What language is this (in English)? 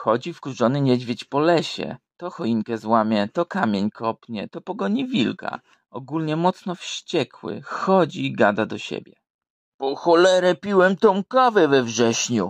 Polish